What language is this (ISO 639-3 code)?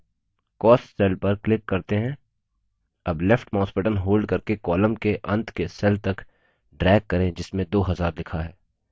hin